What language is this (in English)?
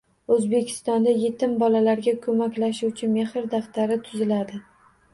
Uzbek